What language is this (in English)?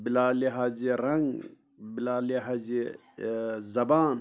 Kashmiri